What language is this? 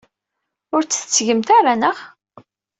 Kabyle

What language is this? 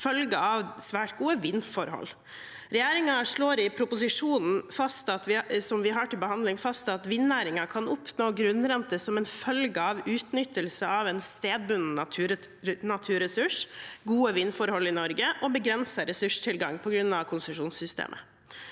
Norwegian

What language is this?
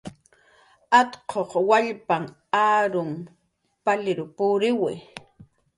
Jaqaru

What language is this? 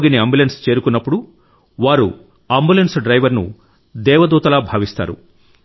Telugu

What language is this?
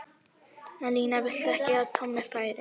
Icelandic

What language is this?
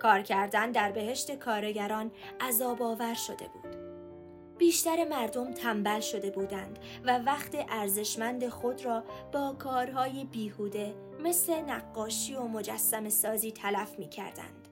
Persian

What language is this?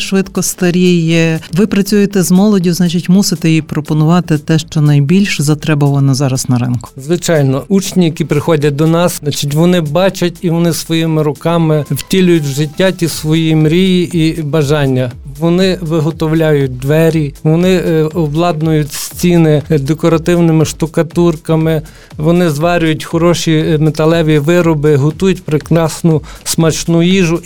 Ukrainian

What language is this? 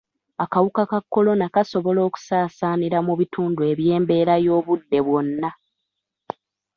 Ganda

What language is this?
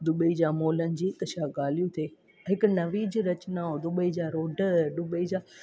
Sindhi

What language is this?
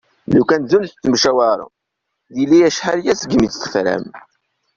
Kabyle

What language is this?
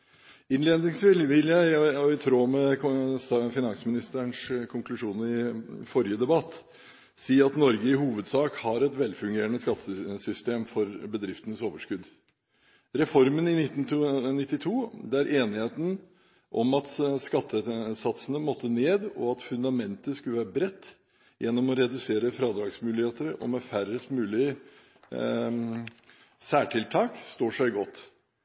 Norwegian Bokmål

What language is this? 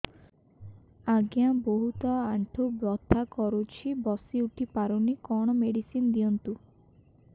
Odia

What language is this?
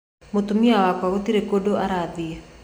Kikuyu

